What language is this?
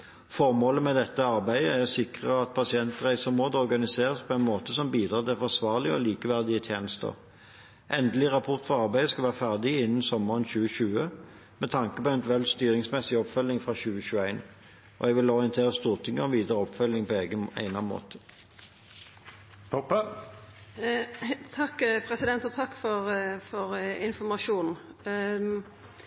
Norwegian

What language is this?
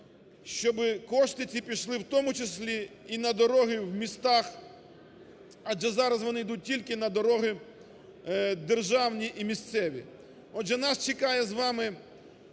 Ukrainian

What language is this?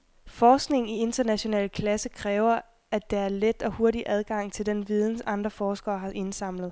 Danish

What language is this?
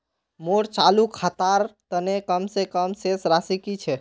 Magahi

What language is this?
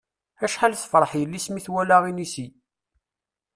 Kabyle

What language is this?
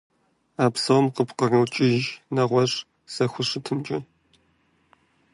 Kabardian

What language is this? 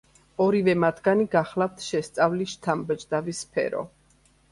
Georgian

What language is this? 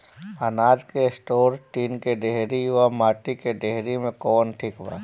Bhojpuri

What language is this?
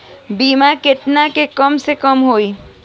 Bhojpuri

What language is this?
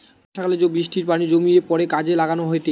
Bangla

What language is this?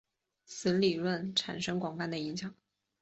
Chinese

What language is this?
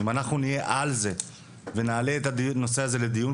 Hebrew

